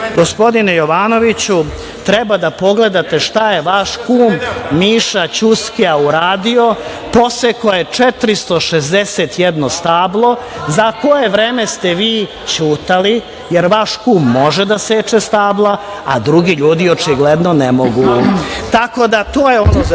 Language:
Serbian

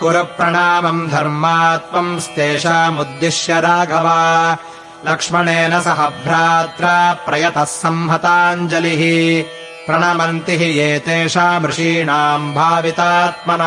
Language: Kannada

